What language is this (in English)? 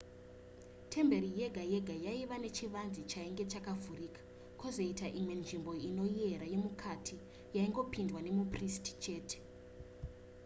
Shona